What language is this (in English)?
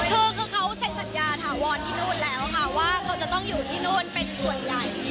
Thai